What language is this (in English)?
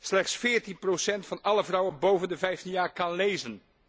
Dutch